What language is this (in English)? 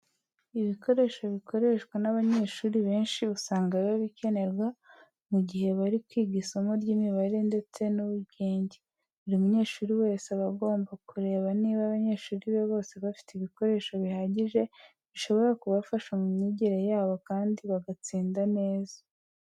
Kinyarwanda